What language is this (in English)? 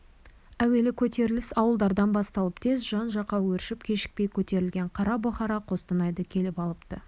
Kazakh